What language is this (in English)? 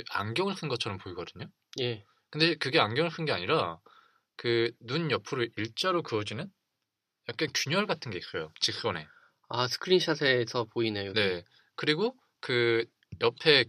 Korean